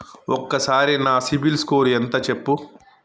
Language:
Telugu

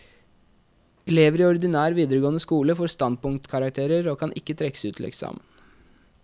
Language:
Norwegian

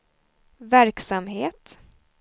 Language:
Swedish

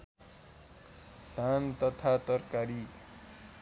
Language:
Nepali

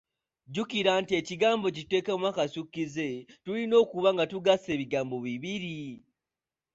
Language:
Ganda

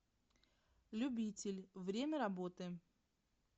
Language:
Russian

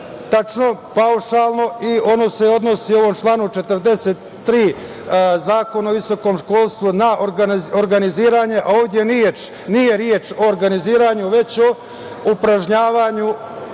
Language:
Serbian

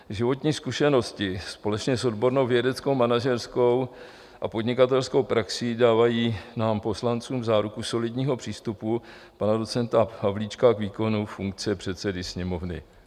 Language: Czech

